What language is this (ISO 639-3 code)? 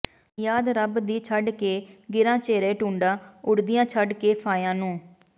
pan